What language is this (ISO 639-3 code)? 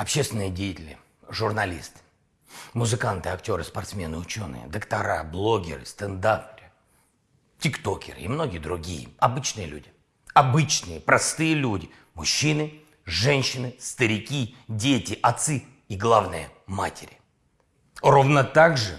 rus